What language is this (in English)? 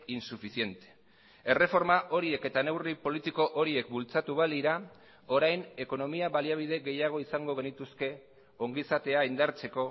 Basque